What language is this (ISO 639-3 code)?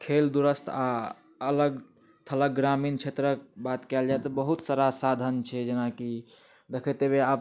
mai